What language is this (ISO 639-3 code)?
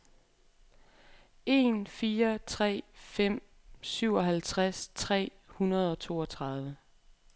dan